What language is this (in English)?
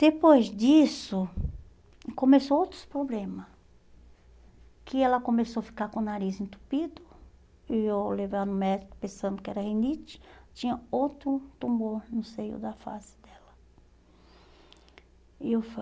Portuguese